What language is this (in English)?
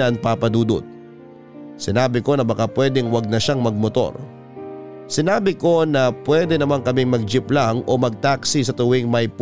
Filipino